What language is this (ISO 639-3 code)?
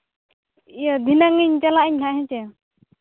sat